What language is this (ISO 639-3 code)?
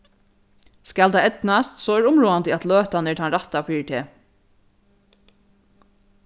fao